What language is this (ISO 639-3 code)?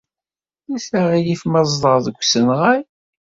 kab